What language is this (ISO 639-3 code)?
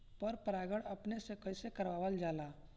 bho